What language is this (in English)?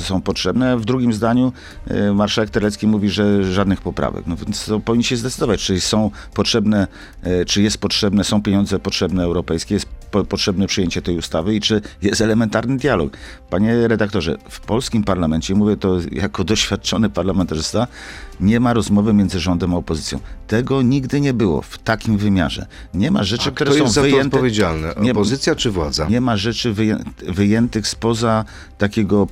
Polish